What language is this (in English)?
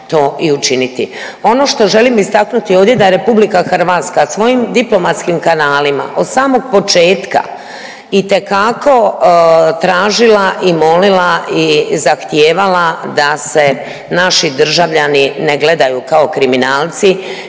Croatian